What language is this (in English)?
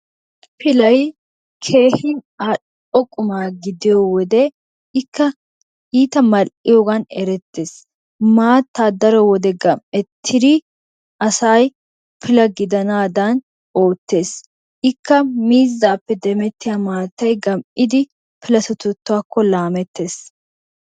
Wolaytta